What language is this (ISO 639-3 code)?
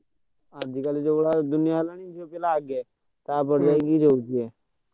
ori